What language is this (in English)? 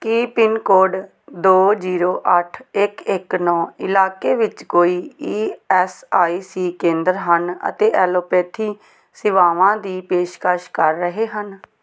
Punjabi